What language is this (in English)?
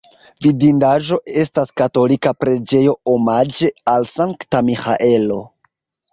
Esperanto